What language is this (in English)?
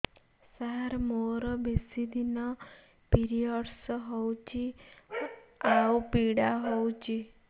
Odia